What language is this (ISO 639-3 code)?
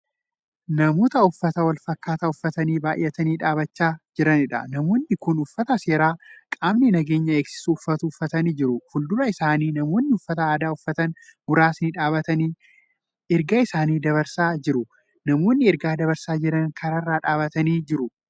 orm